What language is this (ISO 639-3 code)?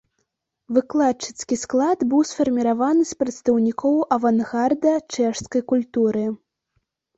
bel